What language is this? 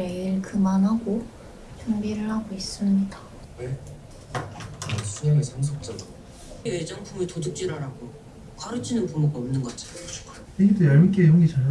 Korean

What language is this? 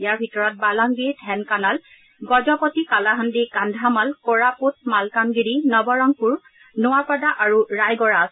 Assamese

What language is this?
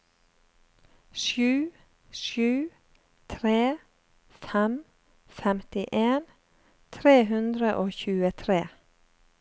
Norwegian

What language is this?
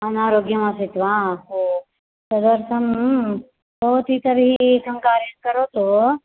Sanskrit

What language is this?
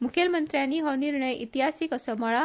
Konkani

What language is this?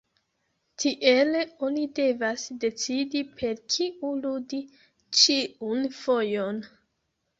Esperanto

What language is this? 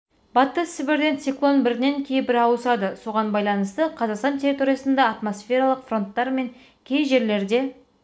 Kazakh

